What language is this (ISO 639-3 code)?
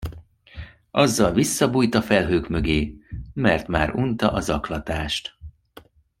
hun